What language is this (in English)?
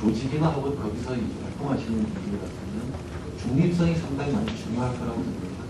Korean